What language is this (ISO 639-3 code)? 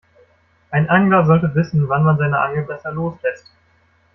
deu